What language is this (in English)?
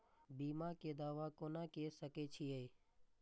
Maithili